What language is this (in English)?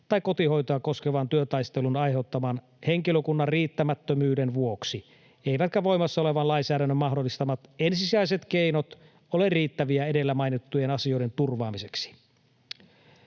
Finnish